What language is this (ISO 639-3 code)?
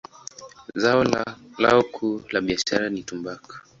swa